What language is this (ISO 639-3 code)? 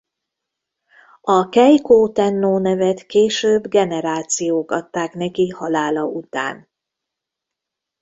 hun